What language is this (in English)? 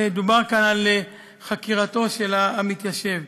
Hebrew